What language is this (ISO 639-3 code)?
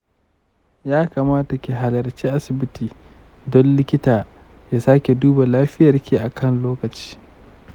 hau